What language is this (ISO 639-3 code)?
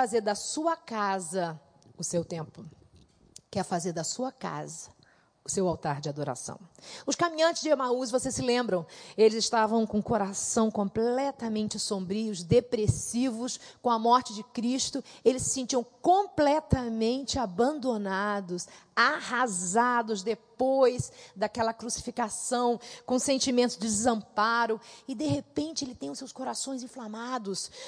por